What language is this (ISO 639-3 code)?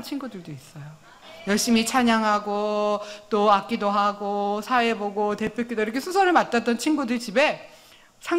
kor